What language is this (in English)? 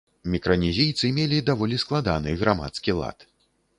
Belarusian